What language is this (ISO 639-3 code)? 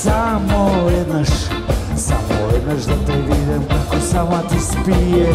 pol